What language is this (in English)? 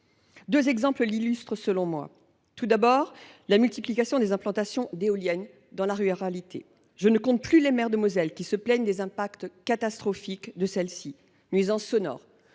French